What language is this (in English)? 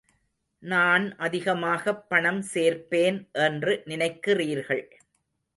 Tamil